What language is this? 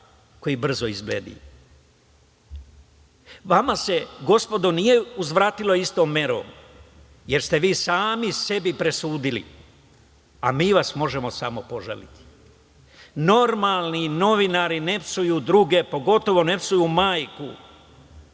Serbian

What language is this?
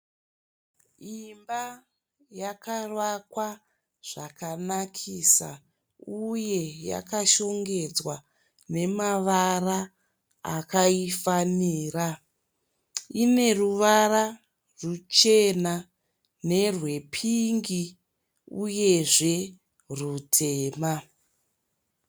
Shona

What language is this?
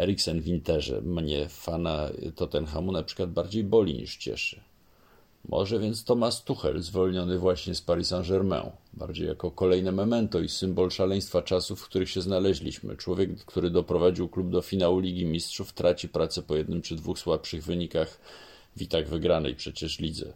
Polish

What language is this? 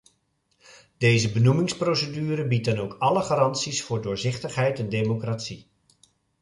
Dutch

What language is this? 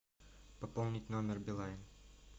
Russian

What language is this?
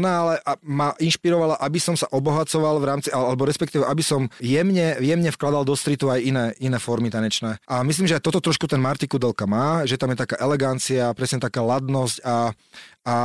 Slovak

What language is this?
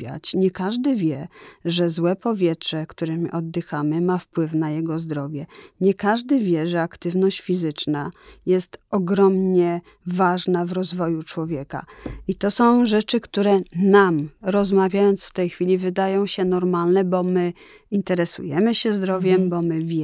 Polish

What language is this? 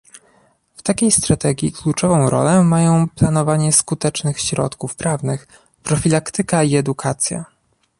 Polish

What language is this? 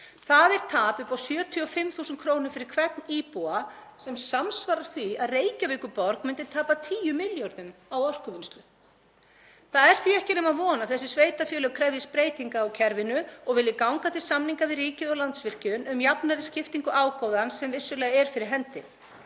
Icelandic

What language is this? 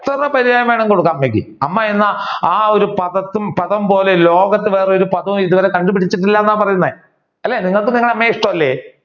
Malayalam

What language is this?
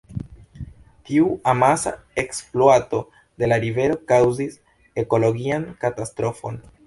Esperanto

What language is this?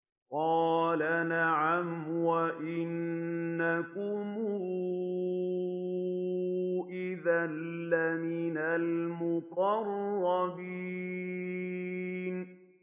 Arabic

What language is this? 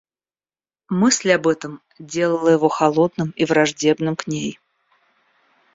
Russian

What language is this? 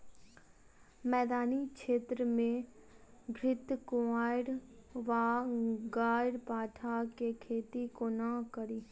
Maithili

